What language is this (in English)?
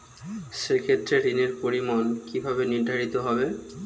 Bangla